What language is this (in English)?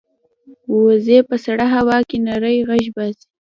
Pashto